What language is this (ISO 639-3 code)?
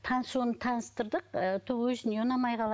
kaz